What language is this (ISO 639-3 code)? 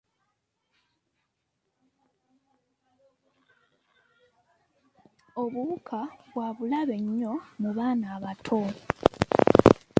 lug